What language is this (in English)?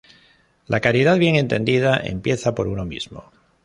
Spanish